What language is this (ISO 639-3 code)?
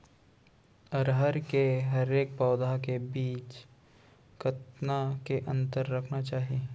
hne